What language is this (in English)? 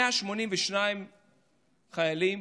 Hebrew